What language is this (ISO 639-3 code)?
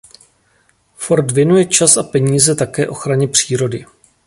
ces